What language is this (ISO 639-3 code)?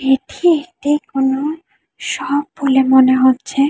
ben